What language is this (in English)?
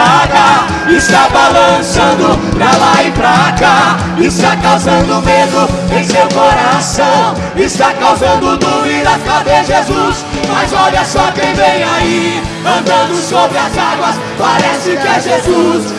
Portuguese